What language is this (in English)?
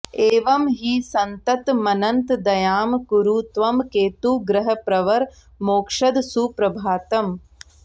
Sanskrit